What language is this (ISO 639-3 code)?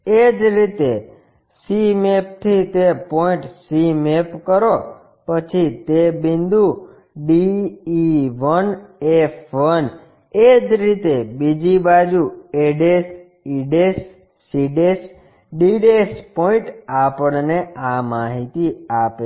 guj